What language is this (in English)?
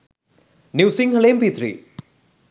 Sinhala